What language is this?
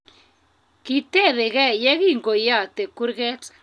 Kalenjin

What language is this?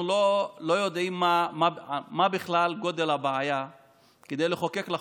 Hebrew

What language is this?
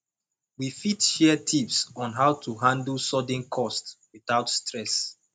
Nigerian Pidgin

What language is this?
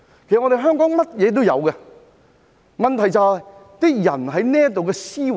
Cantonese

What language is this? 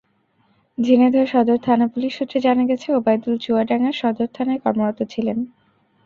Bangla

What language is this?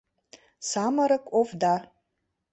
Mari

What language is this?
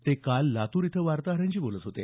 Marathi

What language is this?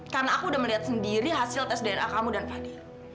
Indonesian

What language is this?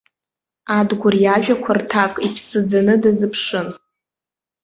Abkhazian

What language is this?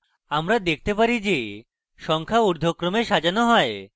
Bangla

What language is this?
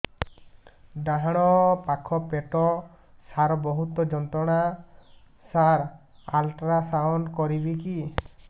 Odia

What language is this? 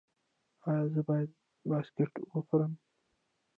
Pashto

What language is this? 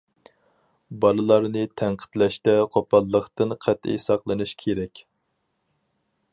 Uyghur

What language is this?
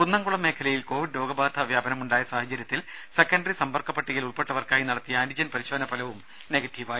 Malayalam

